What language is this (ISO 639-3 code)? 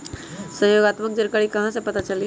mag